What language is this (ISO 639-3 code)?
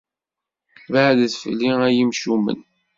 kab